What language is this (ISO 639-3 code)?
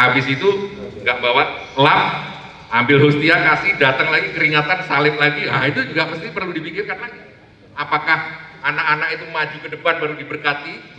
ind